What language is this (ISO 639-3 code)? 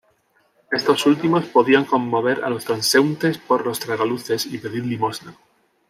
spa